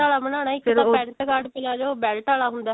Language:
Punjabi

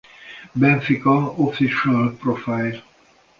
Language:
Hungarian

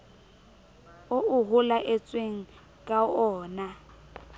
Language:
Southern Sotho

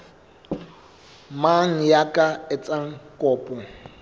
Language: Southern Sotho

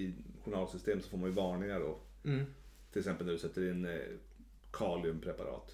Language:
Swedish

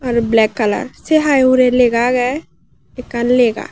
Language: Chakma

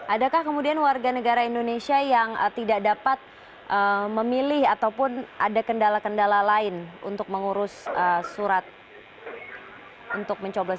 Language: Indonesian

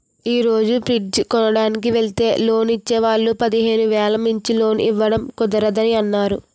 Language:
Telugu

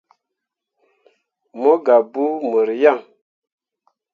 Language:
Mundang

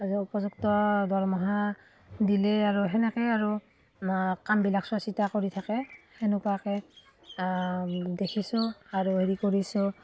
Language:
Assamese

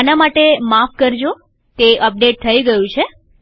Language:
Gujarati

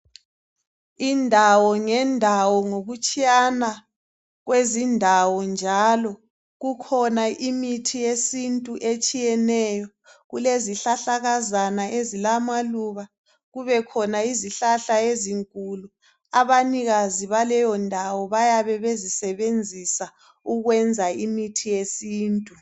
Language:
North Ndebele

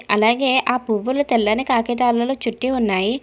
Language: Telugu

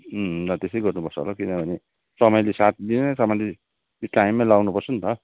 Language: Nepali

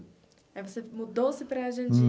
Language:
Portuguese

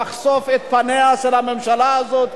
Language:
Hebrew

